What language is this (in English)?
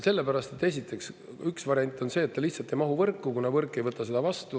Estonian